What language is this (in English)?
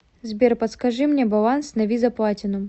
Russian